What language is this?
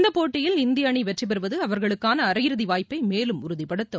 Tamil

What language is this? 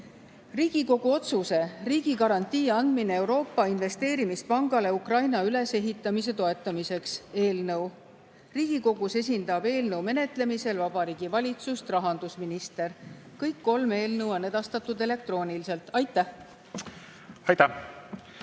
Estonian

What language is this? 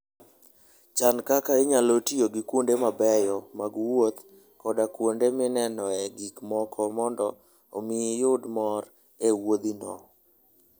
Luo (Kenya and Tanzania)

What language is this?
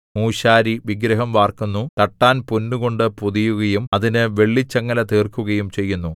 Malayalam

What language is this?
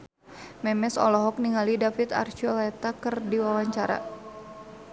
Sundanese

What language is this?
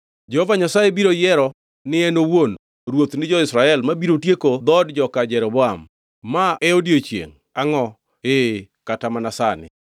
Luo (Kenya and Tanzania)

